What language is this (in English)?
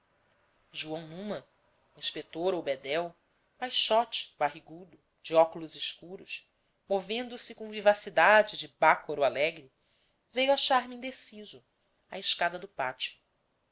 Portuguese